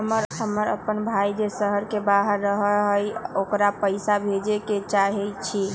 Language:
Magahi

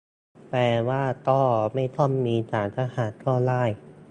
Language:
Thai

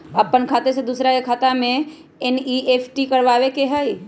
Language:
Magahi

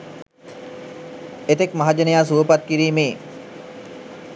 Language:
Sinhala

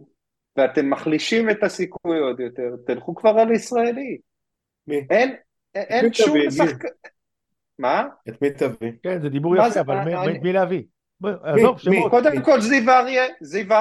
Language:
Hebrew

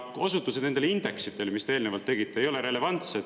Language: Estonian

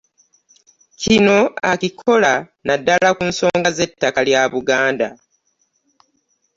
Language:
Ganda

